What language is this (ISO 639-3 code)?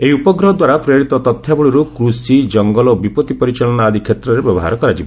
ori